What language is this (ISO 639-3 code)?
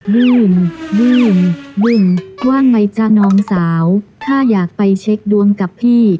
tha